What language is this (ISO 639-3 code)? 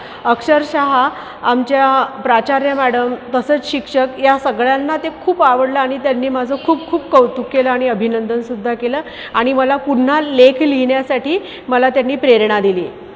mar